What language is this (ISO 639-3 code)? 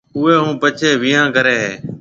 mve